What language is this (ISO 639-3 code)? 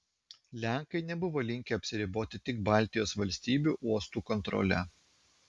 lit